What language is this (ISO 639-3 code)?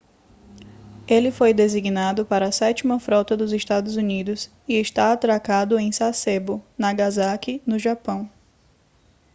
por